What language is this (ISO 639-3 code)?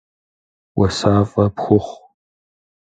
kbd